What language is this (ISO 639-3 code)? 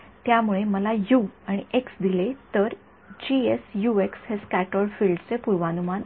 mar